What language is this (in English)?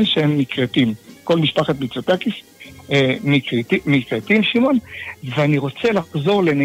Hebrew